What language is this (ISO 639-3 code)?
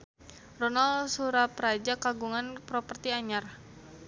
sun